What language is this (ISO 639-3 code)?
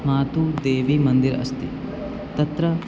san